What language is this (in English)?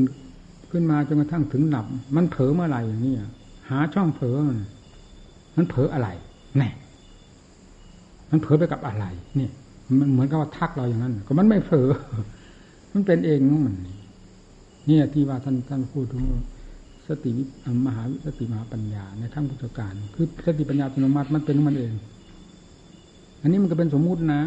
Thai